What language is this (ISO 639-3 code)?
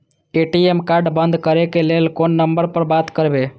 mai